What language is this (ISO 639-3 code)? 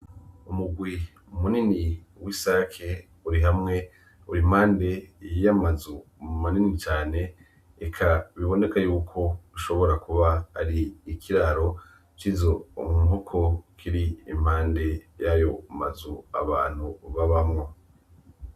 run